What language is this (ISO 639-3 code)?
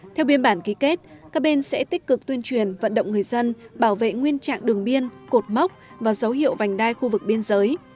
vie